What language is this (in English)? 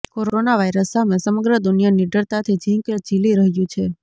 Gujarati